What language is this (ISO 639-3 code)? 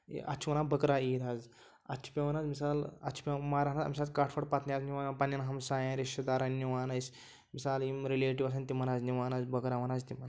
kas